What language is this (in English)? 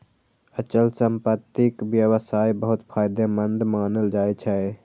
Maithili